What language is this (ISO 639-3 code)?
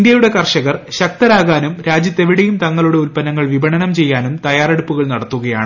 mal